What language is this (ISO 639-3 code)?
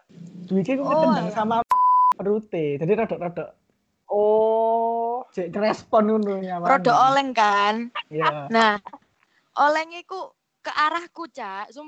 ind